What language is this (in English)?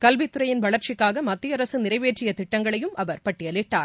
Tamil